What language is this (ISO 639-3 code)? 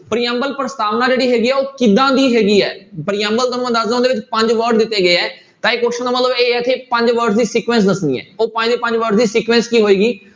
pan